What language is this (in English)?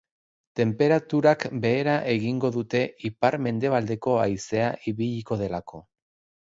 Basque